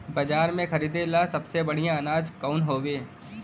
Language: Bhojpuri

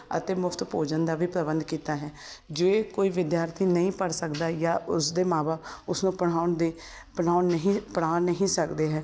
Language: Punjabi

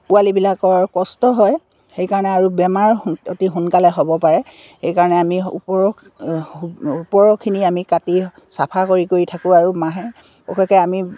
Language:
Assamese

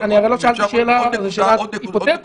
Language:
Hebrew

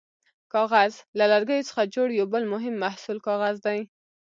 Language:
Pashto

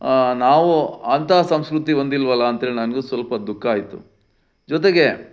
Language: Kannada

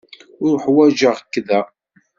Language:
Kabyle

